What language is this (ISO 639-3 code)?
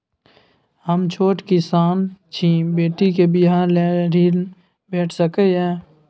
mai